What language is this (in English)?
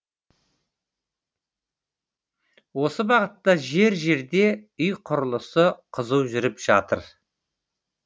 Kazakh